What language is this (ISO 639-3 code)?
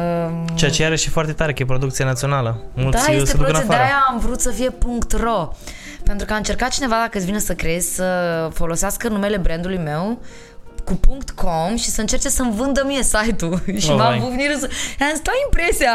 ron